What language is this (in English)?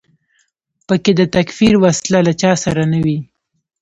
Pashto